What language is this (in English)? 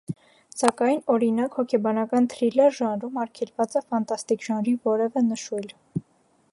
Armenian